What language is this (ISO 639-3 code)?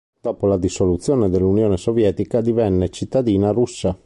ita